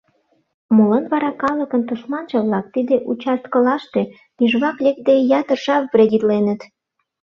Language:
Mari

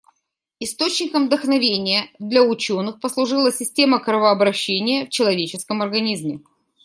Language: Russian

